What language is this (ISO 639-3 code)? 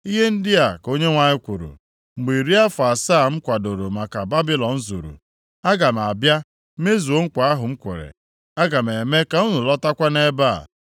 ibo